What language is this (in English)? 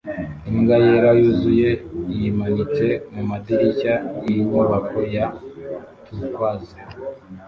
Kinyarwanda